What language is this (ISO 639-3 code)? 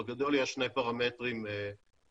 heb